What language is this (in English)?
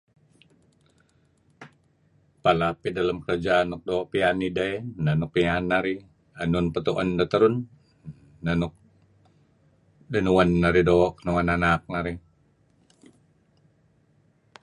Kelabit